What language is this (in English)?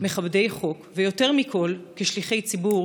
Hebrew